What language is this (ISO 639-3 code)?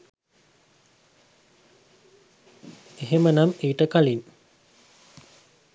sin